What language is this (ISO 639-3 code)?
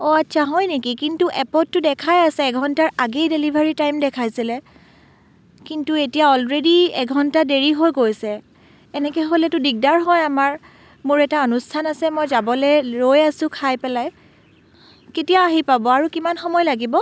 asm